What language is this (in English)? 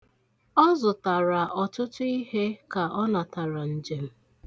Igbo